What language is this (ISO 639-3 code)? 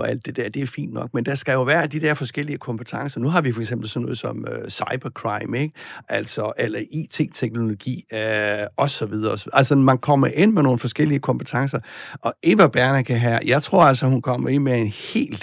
dan